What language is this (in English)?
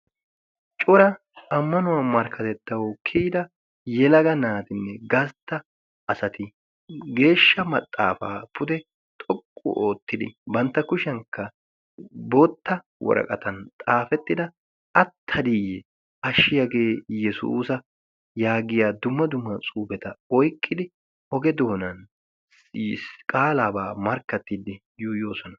Wolaytta